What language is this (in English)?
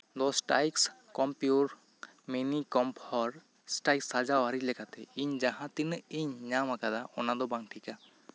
Santali